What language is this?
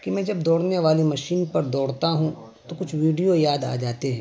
Urdu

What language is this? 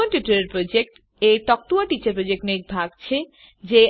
Gujarati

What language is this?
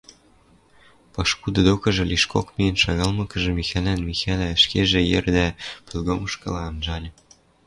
Western Mari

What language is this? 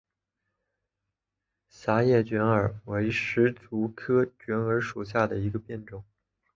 Chinese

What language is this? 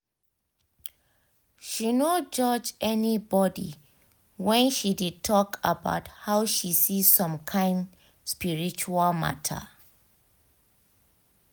Nigerian Pidgin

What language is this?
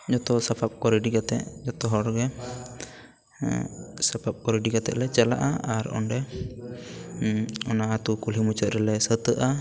Santali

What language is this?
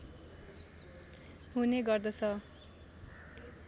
Nepali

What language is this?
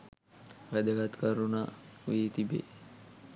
Sinhala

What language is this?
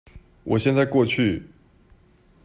Chinese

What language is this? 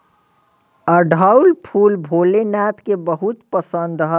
Bhojpuri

